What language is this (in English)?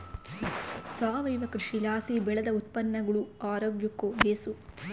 Kannada